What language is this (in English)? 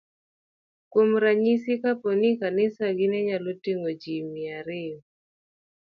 Luo (Kenya and Tanzania)